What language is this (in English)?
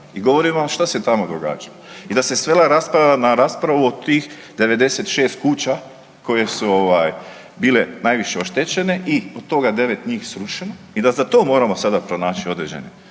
Croatian